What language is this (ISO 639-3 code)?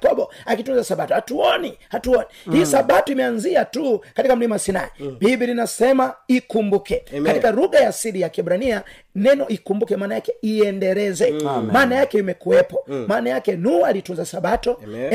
swa